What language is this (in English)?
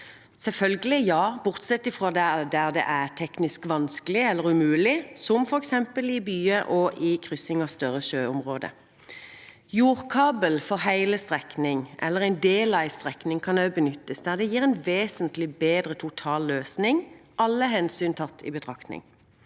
Norwegian